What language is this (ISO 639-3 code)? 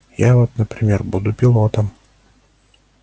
rus